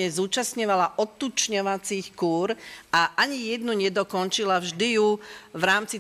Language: Slovak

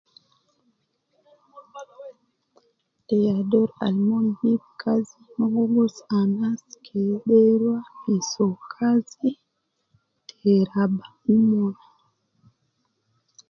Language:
Nubi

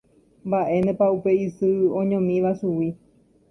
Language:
Guarani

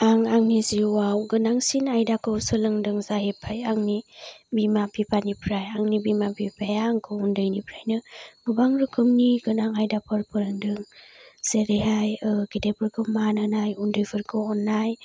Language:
Bodo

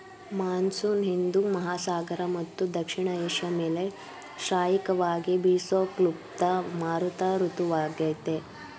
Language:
Kannada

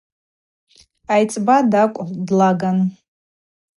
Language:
Abaza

